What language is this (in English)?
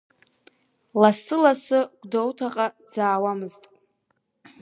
Abkhazian